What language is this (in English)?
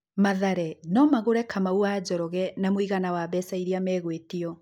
Kikuyu